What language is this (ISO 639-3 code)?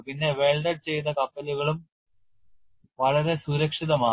mal